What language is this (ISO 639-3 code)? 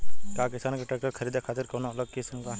bho